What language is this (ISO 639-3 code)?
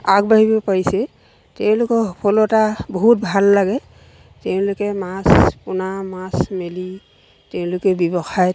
asm